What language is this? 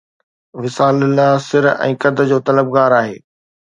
Sindhi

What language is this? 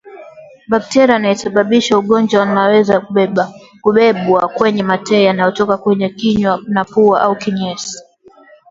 Swahili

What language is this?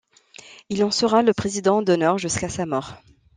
French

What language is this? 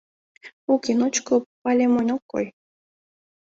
Mari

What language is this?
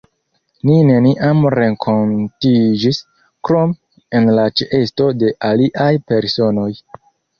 Esperanto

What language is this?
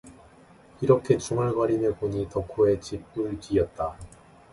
Korean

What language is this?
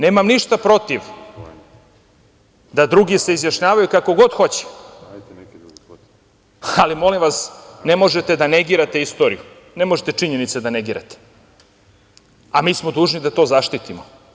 Serbian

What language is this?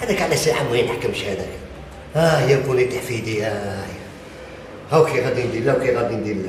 Arabic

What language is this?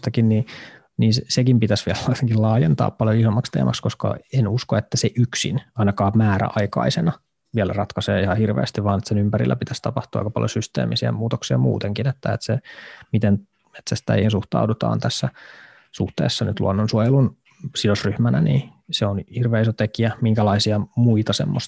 Finnish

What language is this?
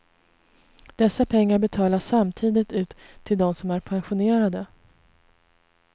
Swedish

